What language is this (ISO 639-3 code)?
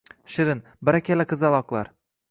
uzb